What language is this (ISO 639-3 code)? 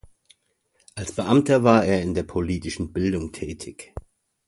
deu